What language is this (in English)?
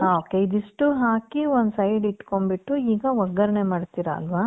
Kannada